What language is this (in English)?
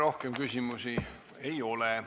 Estonian